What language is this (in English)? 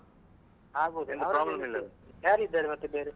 Kannada